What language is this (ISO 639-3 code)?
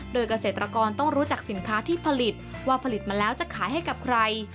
tha